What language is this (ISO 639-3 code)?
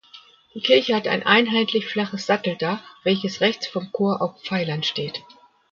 deu